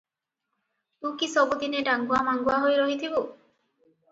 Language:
Odia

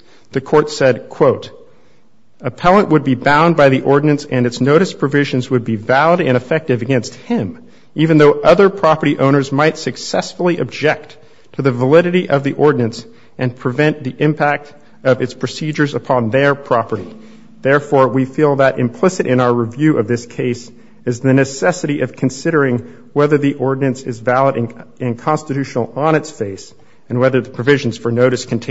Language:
English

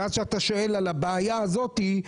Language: Hebrew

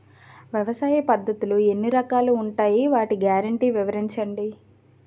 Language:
Telugu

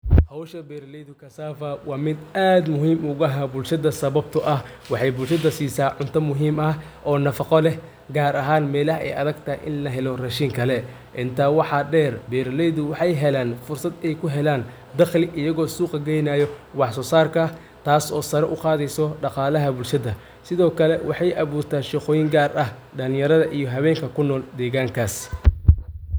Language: Somali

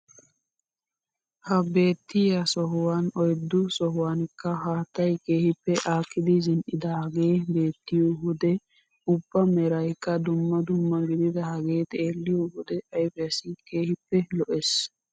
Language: Wolaytta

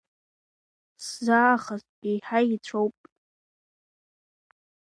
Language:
Abkhazian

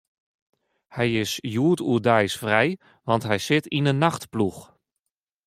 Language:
Western Frisian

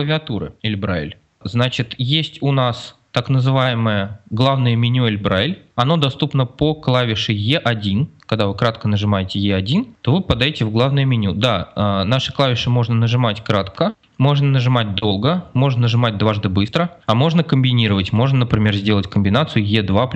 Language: Russian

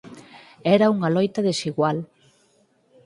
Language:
Galician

